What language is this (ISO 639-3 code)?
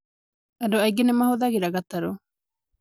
kik